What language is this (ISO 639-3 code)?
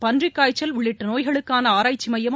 tam